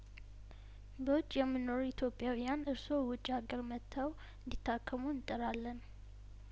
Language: Amharic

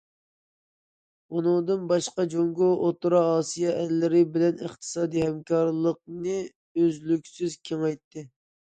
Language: Uyghur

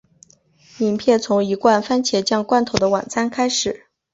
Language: Chinese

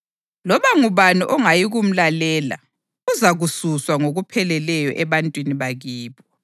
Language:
North Ndebele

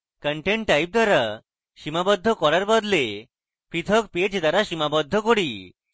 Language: Bangla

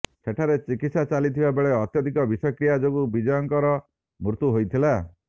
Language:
Odia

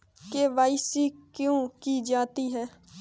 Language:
Hindi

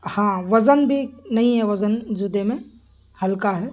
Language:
Urdu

